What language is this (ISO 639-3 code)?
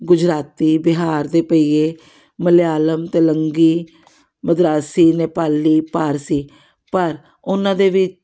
pan